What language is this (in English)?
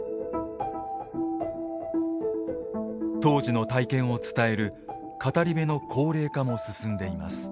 Japanese